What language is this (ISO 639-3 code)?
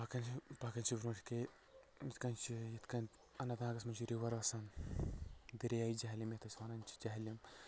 kas